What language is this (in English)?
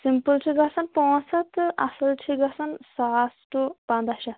Kashmiri